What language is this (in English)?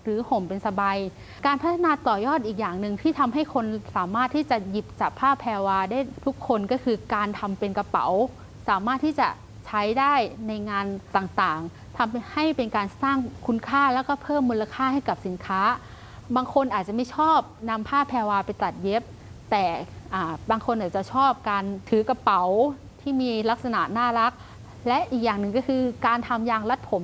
Thai